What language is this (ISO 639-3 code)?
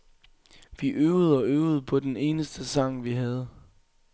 dan